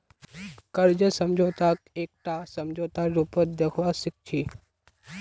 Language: Magahi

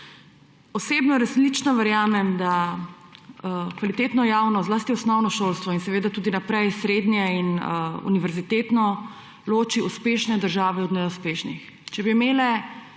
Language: Slovenian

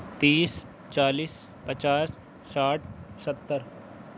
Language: Urdu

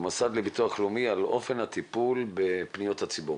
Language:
Hebrew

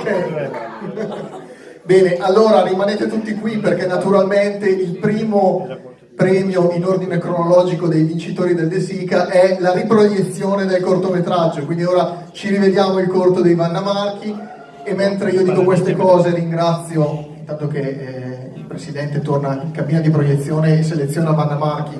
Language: Italian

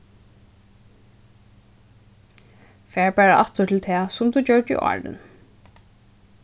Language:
Faroese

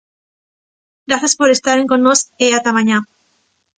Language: Galician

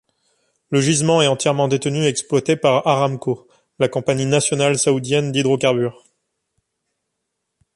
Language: French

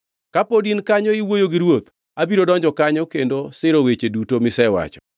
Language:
Luo (Kenya and Tanzania)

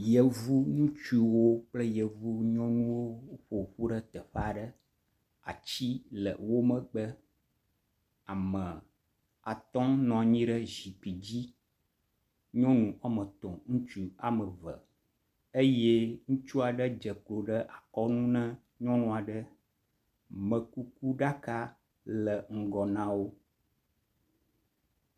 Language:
Ewe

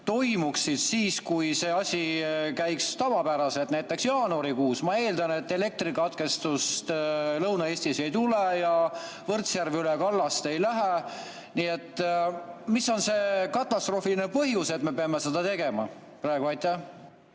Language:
Estonian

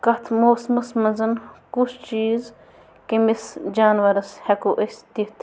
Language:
Kashmiri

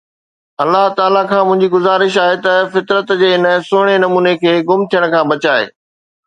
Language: Sindhi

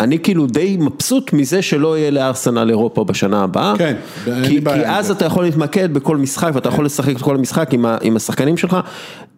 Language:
Hebrew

